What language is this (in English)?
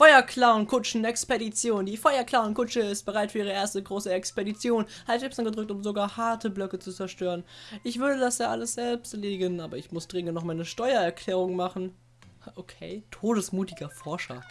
German